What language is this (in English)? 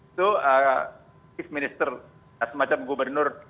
Indonesian